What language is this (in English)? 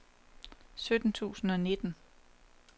Danish